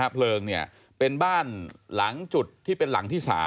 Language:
Thai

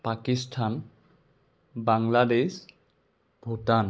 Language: Assamese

